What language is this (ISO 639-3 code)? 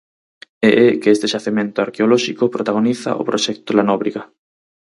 glg